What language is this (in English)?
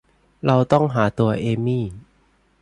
Thai